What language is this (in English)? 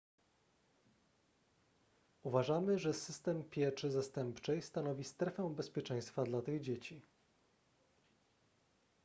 Polish